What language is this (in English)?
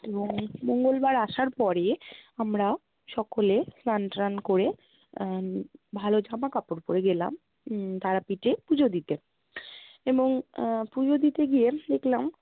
Bangla